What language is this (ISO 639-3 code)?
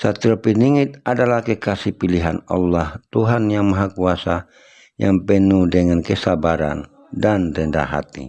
ind